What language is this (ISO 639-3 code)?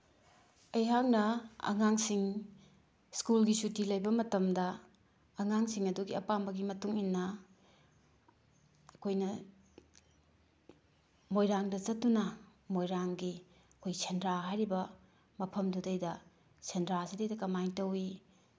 mni